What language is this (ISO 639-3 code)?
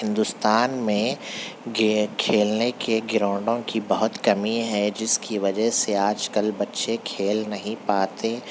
urd